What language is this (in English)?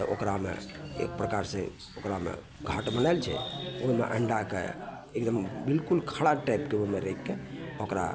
Maithili